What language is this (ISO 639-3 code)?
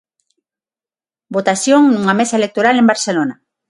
glg